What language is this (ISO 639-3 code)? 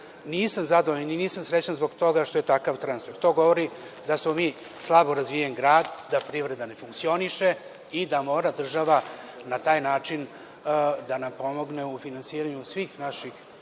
srp